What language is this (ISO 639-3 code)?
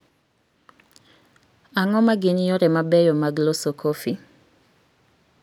luo